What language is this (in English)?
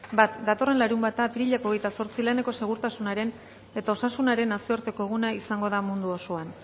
Basque